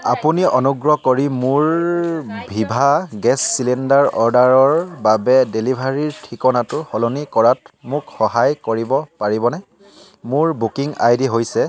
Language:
Assamese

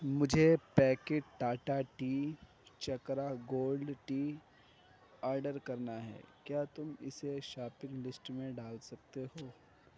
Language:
Urdu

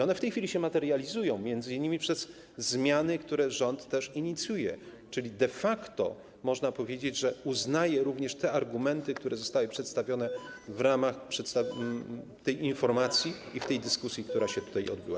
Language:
Polish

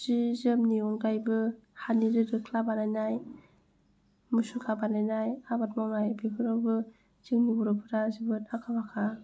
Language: Bodo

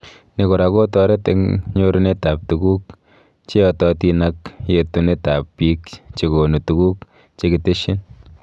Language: Kalenjin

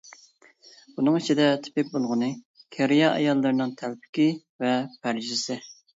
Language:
Uyghur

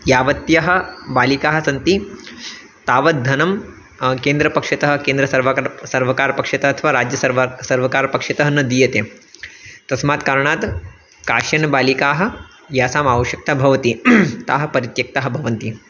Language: Sanskrit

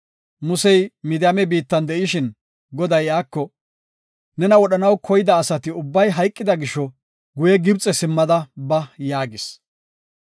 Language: Gofa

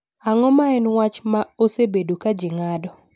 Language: Luo (Kenya and Tanzania)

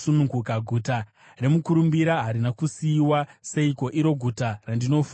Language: Shona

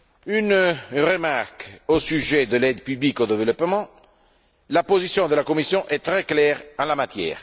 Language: French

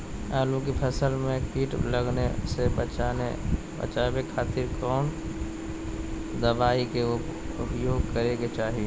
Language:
Magahi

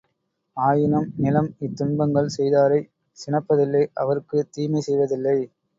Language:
Tamil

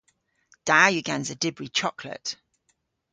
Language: Cornish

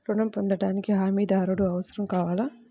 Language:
Telugu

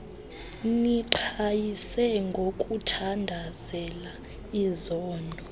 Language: Xhosa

